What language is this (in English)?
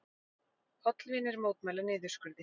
Icelandic